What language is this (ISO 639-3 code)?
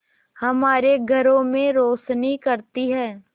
hin